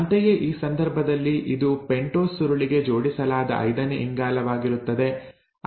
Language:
Kannada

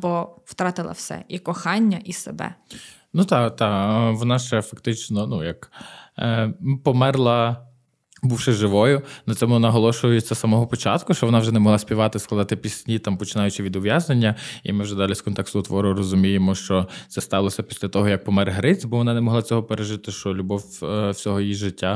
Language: Ukrainian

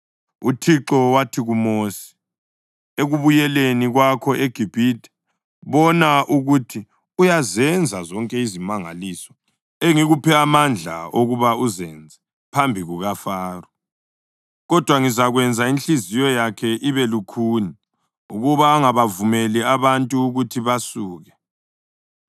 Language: North Ndebele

